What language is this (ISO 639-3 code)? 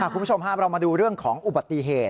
tha